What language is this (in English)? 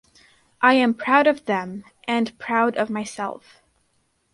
English